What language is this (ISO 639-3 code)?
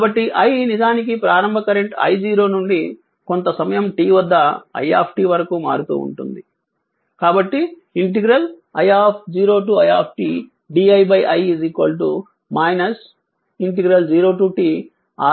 tel